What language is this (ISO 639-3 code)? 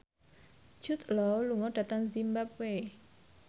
jav